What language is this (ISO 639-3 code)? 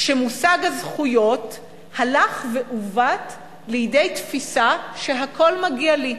heb